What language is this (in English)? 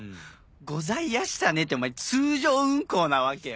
Japanese